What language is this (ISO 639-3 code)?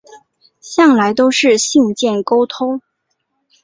zho